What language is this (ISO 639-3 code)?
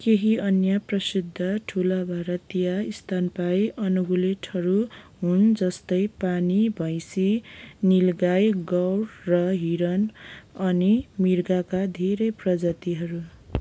nep